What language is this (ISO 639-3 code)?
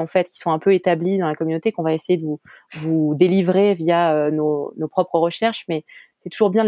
fra